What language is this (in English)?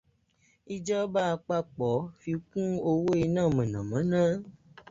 Yoruba